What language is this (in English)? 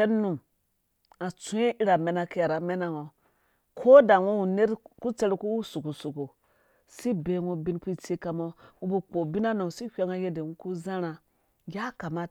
Dũya